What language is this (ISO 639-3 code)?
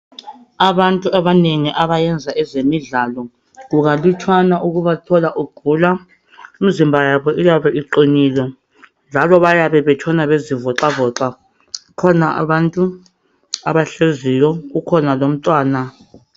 nde